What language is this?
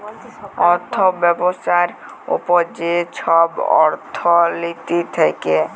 Bangla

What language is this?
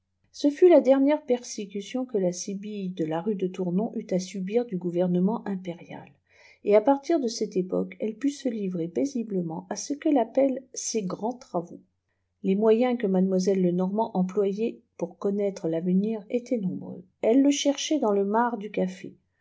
French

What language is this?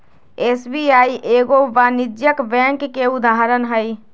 Magahi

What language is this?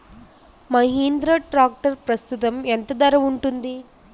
Telugu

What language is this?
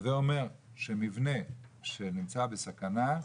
Hebrew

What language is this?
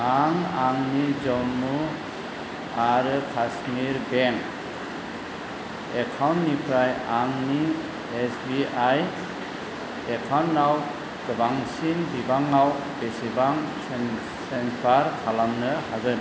Bodo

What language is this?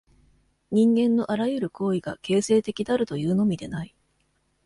Japanese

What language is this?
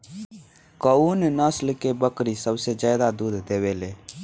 Bhojpuri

